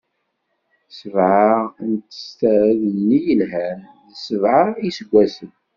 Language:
Kabyle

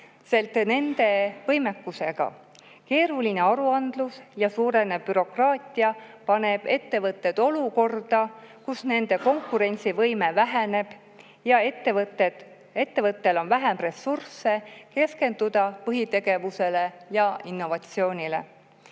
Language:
Estonian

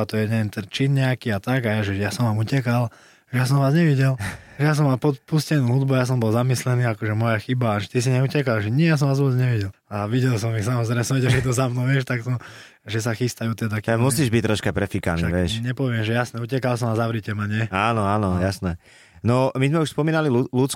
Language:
Slovak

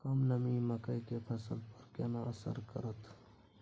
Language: Maithili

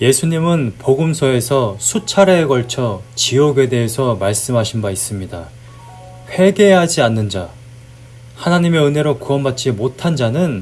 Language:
Korean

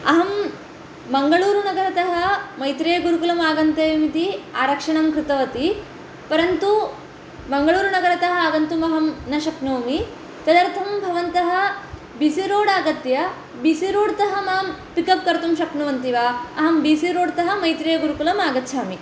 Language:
Sanskrit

